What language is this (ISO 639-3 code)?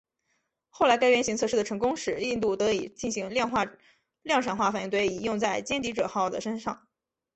zho